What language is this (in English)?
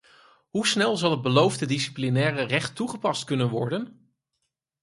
Dutch